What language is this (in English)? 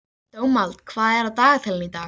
Icelandic